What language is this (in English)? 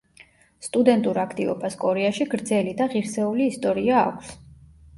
Georgian